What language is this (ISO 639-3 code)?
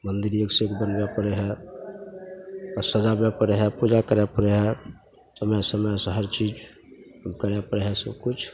mai